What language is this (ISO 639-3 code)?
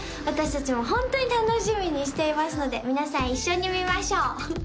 jpn